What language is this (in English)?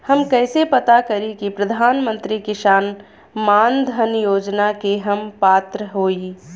Bhojpuri